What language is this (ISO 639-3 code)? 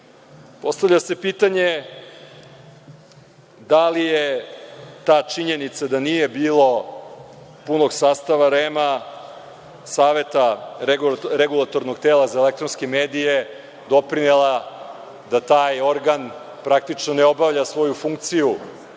srp